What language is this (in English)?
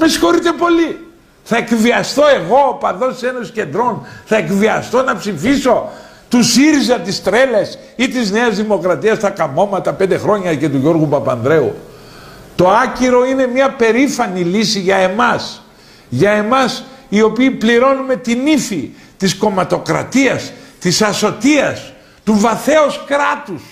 Greek